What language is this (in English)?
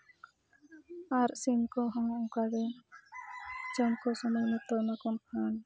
Santali